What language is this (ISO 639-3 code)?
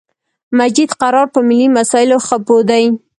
pus